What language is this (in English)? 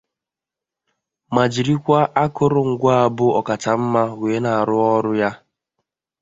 Igbo